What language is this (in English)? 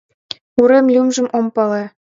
Mari